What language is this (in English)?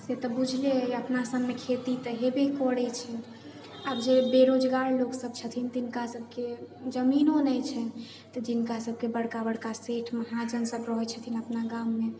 Maithili